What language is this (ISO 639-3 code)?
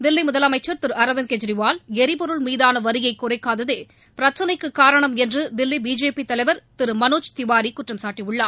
tam